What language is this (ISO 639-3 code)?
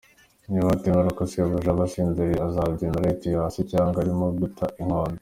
kin